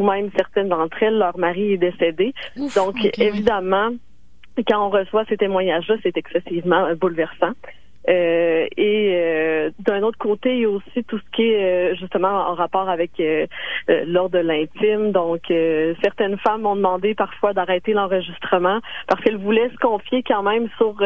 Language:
French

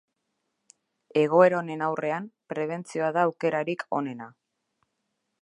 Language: Basque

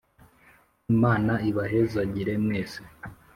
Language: Kinyarwanda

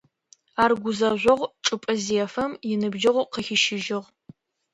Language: Adyghe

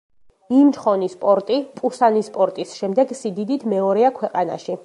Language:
Georgian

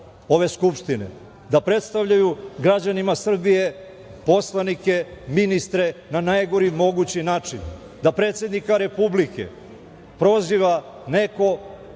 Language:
Serbian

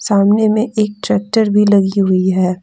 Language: Hindi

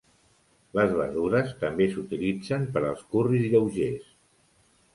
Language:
Catalan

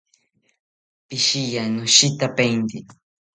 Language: South Ucayali Ashéninka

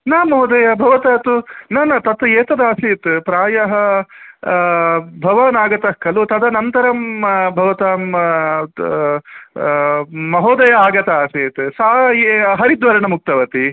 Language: Sanskrit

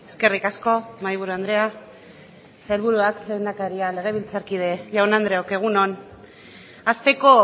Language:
Basque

